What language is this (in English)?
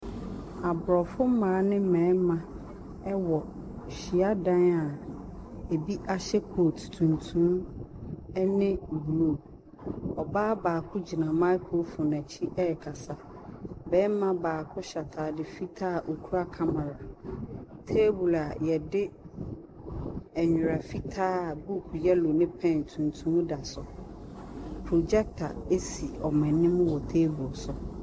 Akan